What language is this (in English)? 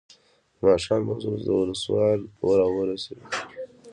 Pashto